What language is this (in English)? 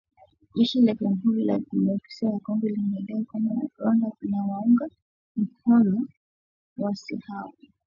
Swahili